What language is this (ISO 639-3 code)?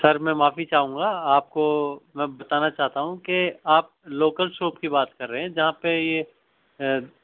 urd